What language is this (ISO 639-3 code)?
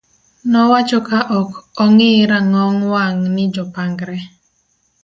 luo